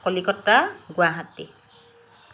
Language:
Assamese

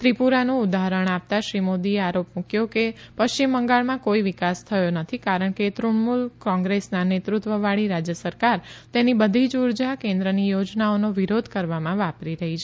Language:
Gujarati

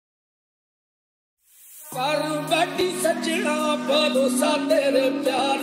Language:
Arabic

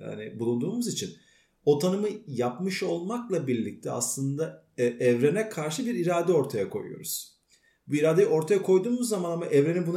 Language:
Turkish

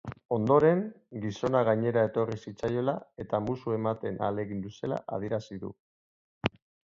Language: Basque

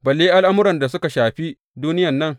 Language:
Hausa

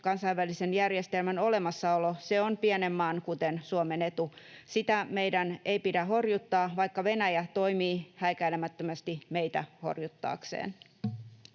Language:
Finnish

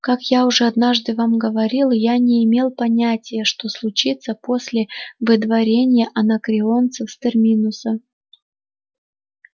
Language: Russian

